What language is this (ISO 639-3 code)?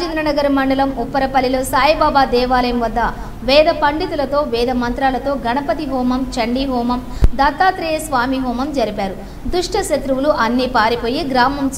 ara